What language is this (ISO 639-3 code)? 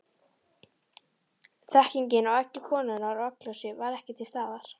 isl